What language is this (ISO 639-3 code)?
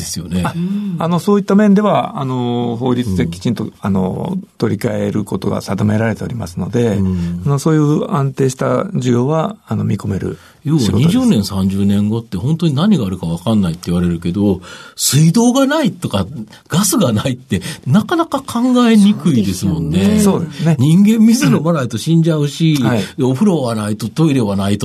jpn